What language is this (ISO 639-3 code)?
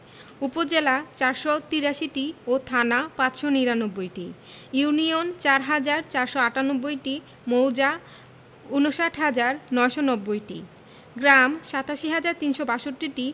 ben